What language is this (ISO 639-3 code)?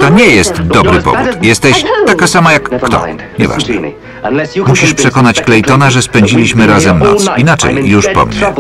pol